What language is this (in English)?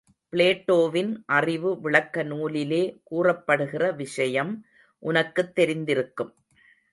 Tamil